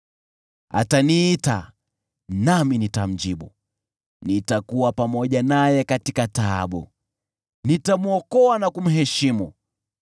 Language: Swahili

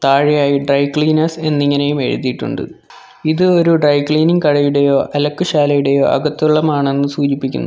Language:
Malayalam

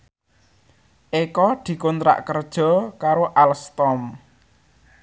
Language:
Javanese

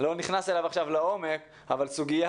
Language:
Hebrew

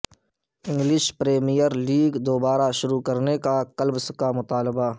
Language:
Urdu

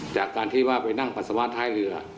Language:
Thai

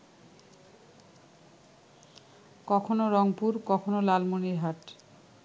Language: Bangla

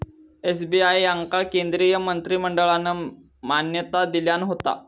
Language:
Marathi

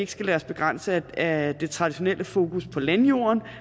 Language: Danish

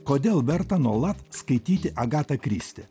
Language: Lithuanian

